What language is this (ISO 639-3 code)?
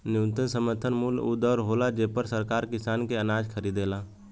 bho